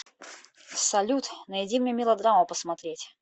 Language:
Russian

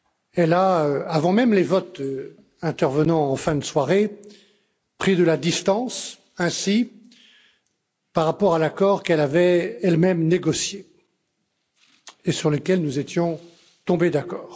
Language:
French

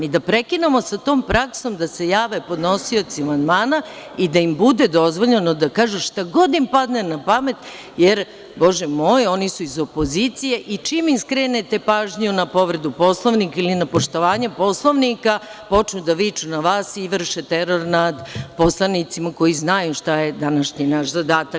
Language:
Serbian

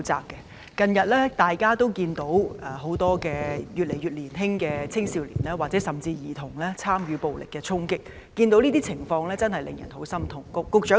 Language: Cantonese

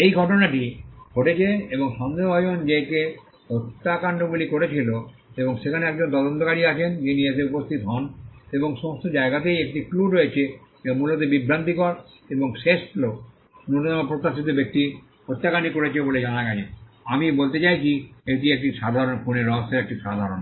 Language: Bangla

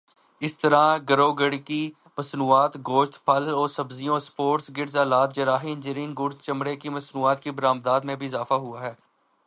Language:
Urdu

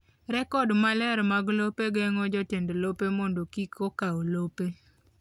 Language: Luo (Kenya and Tanzania)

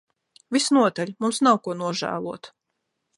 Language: Latvian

